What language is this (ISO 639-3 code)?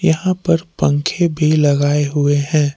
hin